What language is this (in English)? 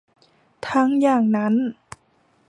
Thai